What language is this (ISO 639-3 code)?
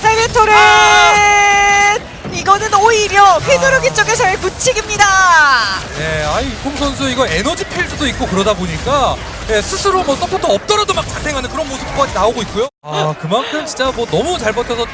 kor